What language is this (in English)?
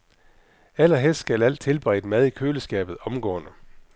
Danish